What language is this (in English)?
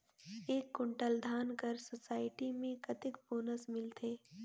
Chhattisgarhi